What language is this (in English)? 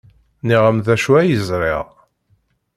Kabyle